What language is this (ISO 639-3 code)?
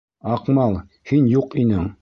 bak